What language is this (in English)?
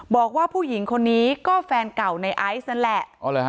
Thai